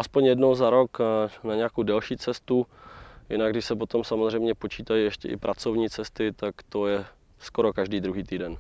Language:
Czech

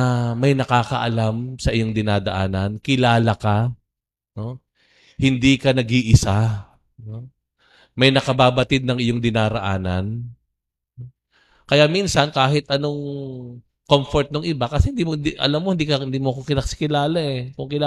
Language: Filipino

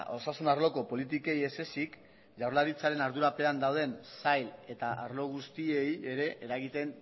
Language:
Basque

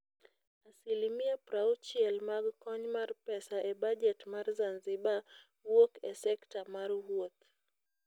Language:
Luo (Kenya and Tanzania)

